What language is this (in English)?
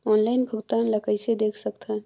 Chhattisgarhi